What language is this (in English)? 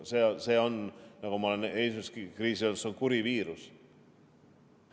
Estonian